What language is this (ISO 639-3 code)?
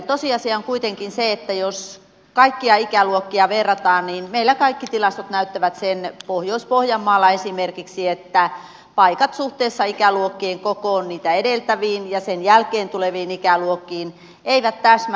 fin